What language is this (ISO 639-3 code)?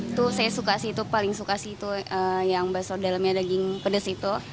ind